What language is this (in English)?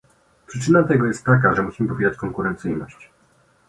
Polish